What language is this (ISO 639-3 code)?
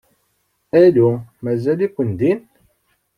kab